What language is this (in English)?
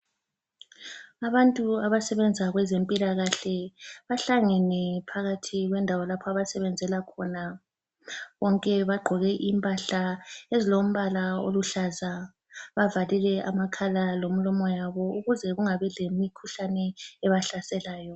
North Ndebele